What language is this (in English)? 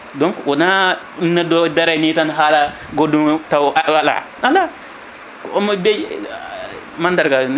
Fula